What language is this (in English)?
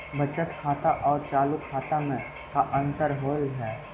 Magahi